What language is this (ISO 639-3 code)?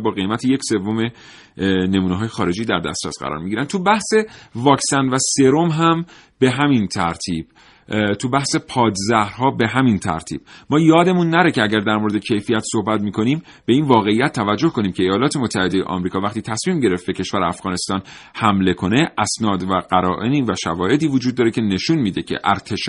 fas